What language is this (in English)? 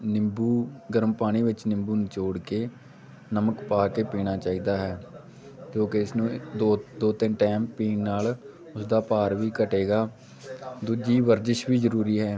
Punjabi